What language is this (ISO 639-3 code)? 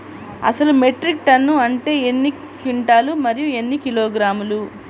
tel